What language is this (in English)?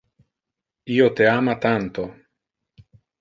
Interlingua